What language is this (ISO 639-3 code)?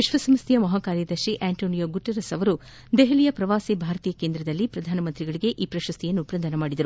kan